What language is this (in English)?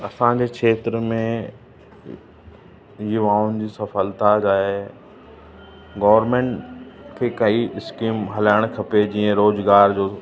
Sindhi